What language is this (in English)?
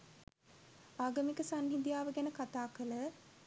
Sinhala